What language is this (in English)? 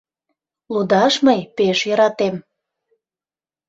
Mari